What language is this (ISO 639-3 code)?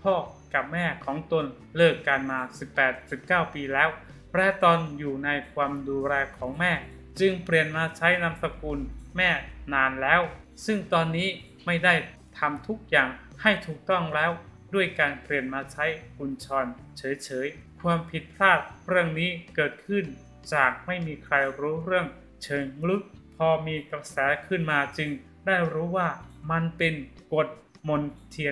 tha